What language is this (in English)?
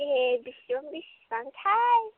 Bodo